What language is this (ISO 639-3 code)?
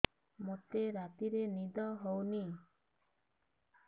ori